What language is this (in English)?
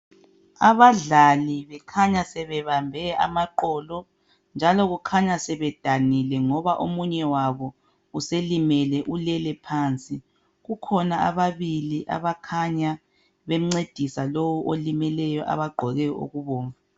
North Ndebele